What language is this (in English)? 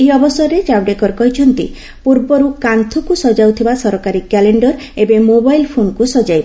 Odia